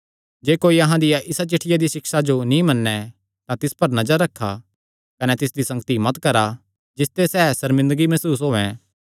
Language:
Kangri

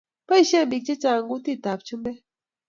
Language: Kalenjin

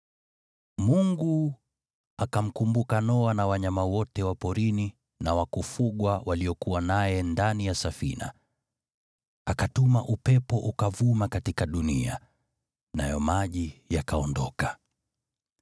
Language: Swahili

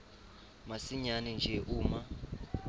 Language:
Swati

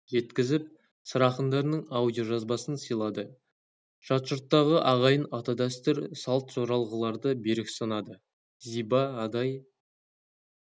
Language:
Kazakh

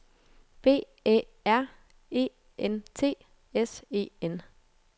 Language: Danish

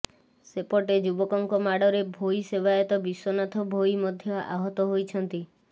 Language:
Odia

